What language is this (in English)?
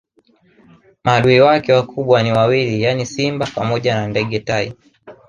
Swahili